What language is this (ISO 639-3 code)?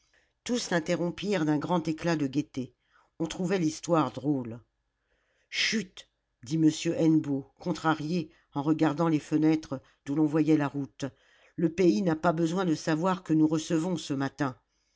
fra